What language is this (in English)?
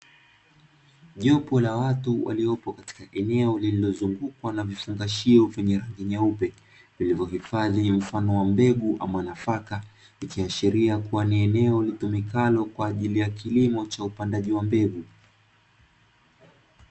Swahili